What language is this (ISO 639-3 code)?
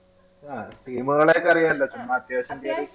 mal